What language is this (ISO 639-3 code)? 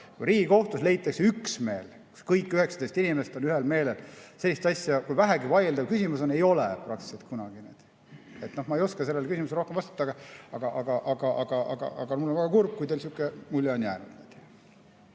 est